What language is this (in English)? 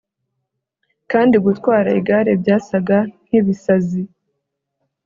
Kinyarwanda